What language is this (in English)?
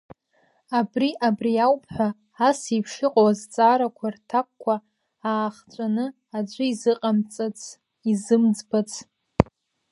Abkhazian